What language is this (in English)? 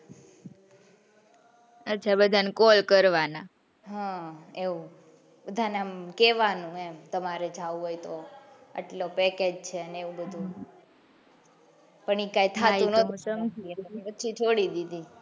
Gujarati